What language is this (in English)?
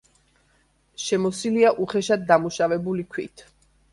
Georgian